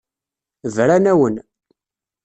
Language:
Kabyle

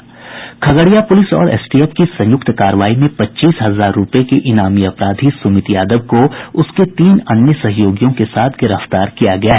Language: Hindi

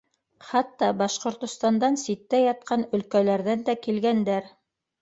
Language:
Bashkir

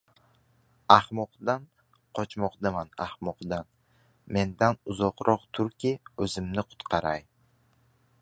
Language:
Uzbek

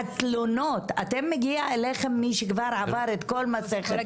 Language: Hebrew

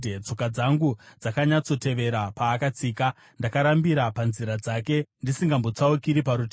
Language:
Shona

